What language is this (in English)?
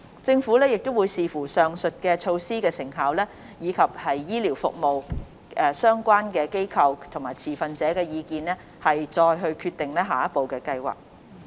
Cantonese